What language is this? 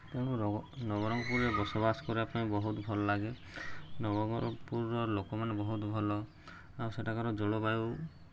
Odia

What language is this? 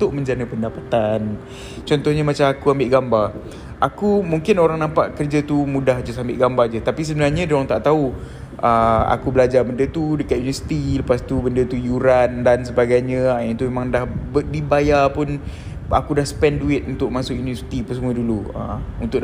Malay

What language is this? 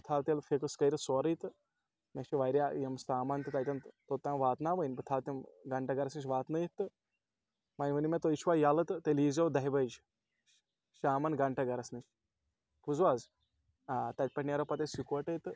Kashmiri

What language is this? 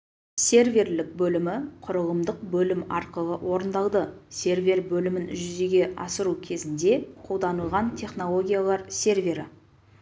Kazakh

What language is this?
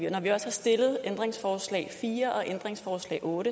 Danish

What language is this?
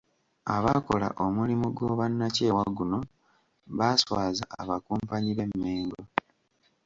Ganda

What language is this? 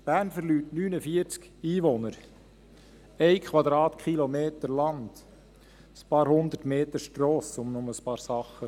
Swiss German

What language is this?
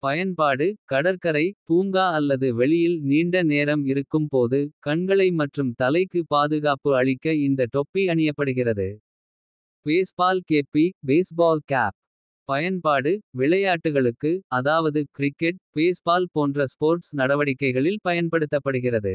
Kota (India)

